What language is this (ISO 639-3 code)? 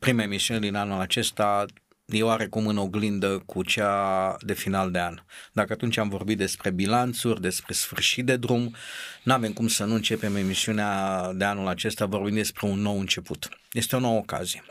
ron